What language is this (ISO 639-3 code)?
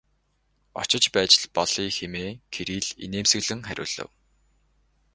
mon